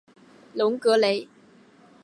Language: Chinese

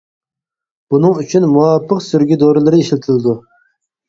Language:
Uyghur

